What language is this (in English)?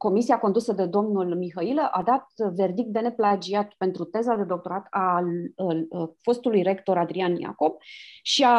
Romanian